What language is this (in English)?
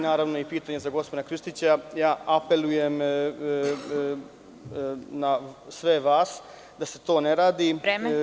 Serbian